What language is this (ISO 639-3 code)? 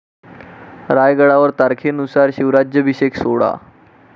mar